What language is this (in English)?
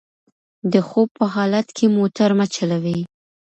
Pashto